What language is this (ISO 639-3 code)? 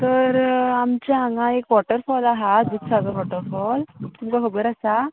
kok